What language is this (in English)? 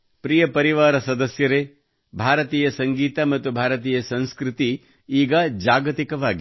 Kannada